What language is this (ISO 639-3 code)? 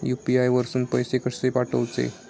mar